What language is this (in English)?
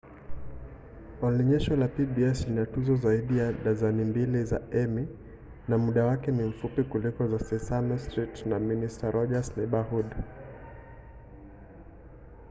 Swahili